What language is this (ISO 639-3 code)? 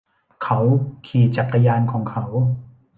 tha